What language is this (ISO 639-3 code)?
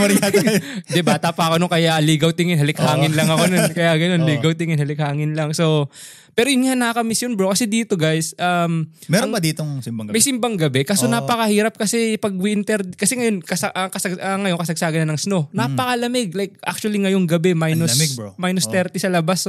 fil